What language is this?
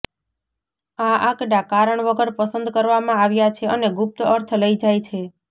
Gujarati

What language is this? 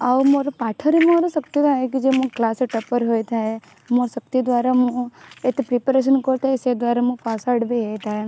Odia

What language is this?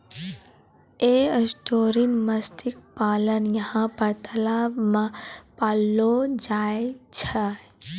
Maithili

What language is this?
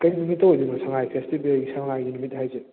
Manipuri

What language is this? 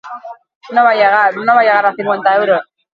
Basque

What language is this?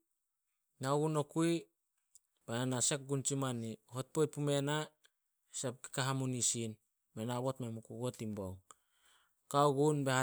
Solos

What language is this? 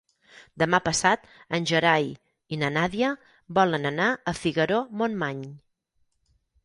Catalan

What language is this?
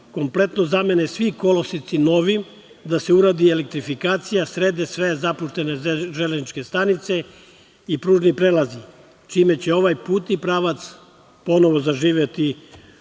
Serbian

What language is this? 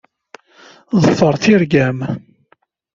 Kabyle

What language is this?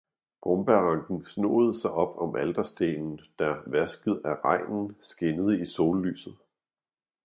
Danish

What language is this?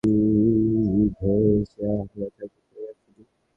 Bangla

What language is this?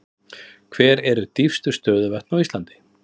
Icelandic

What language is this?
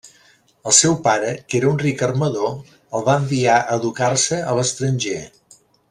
Catalan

